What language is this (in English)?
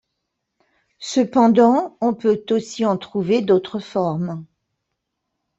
French